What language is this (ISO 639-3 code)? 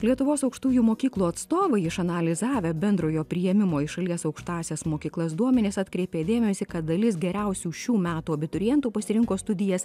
lit